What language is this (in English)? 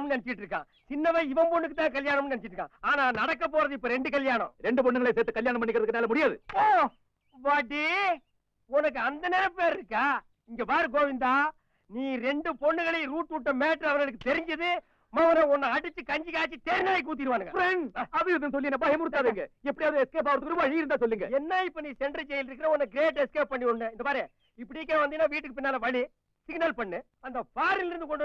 Hindi